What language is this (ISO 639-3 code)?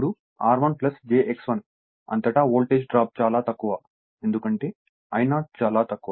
tel